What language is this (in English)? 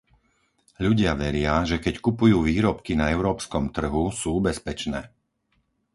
Slovak